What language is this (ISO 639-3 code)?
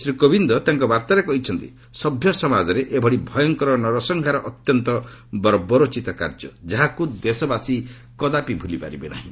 ori